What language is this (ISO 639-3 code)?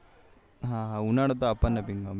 guj